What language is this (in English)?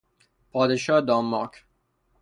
Persian